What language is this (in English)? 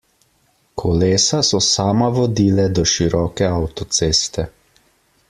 Slovenian